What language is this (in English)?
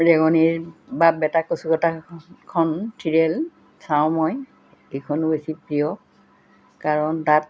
Assamese